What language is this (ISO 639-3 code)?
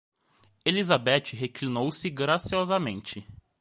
por